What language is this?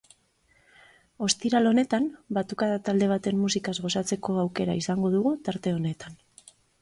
Basque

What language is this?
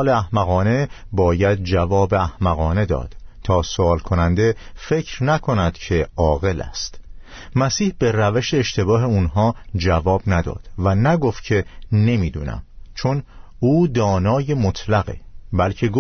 Persian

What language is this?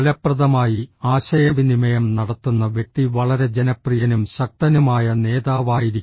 Malayalam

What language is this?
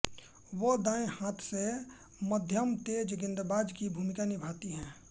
Hindi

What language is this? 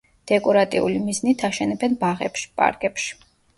Georgian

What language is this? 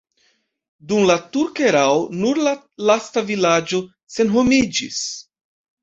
Esperanto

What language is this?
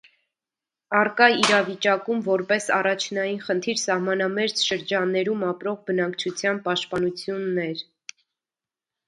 Armenian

